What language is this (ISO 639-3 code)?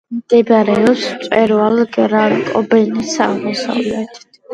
kat